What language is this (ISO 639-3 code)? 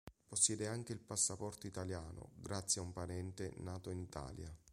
ita